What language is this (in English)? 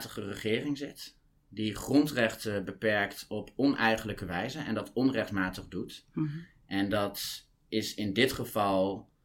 Dutch